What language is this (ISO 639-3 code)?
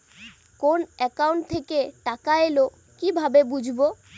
ben